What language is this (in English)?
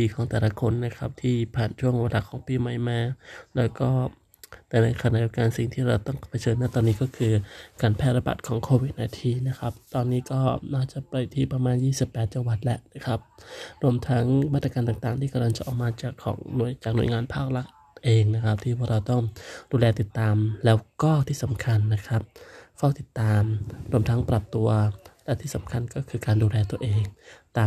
Thai